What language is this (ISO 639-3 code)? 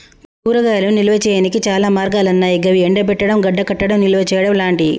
tel